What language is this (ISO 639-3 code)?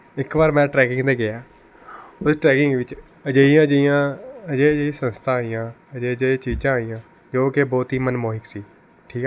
pan